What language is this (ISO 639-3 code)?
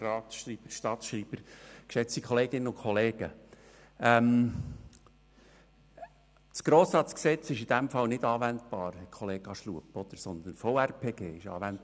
gsw